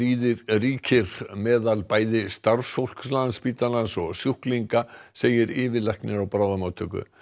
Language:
Icelandic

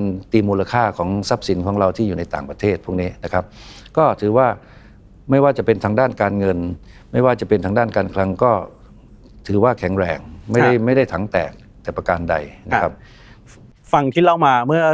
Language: Thai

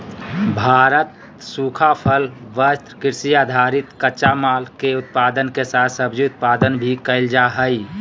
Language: Magahi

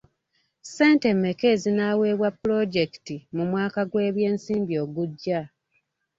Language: Ganda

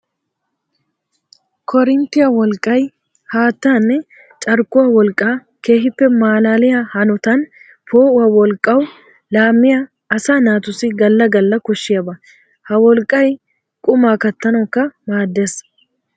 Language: Wolaytta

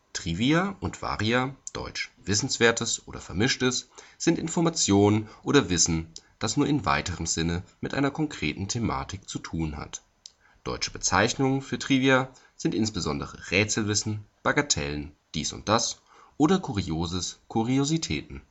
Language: German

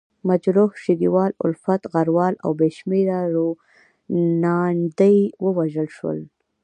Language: Pashto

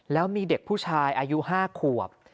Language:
Thai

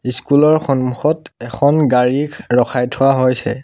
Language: Assamese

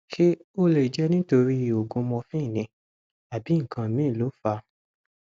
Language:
Yoruba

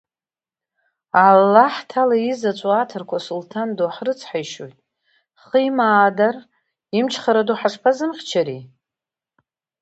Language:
Abkhazian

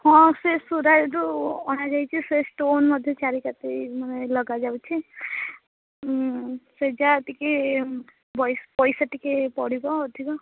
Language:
Odia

